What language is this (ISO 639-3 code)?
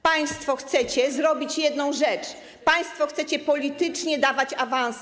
pol